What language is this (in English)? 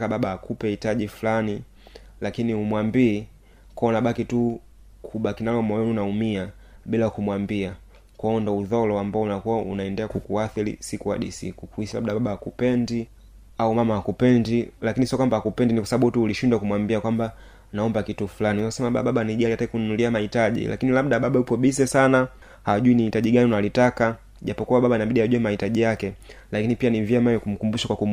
Swahili